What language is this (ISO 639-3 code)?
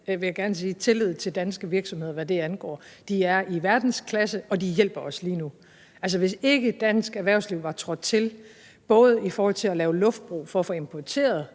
dan